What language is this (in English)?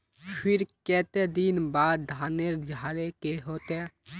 Magahi